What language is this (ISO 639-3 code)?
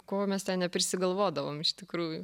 lit